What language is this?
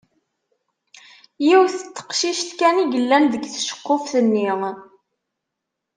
Kabyle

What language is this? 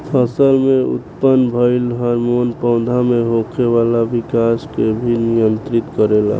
Bhojpuri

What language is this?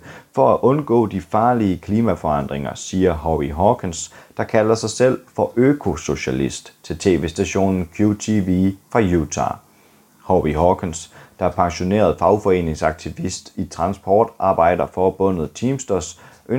Danish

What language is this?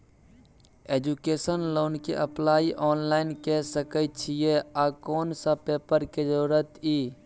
Maithili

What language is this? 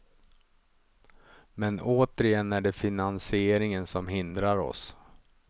Swedish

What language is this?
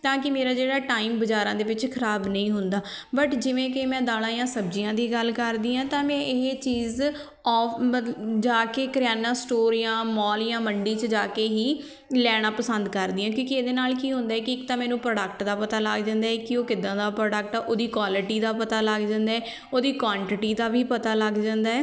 Punjabi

